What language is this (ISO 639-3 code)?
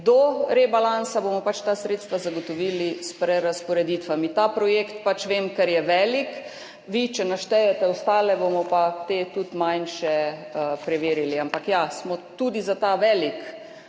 slv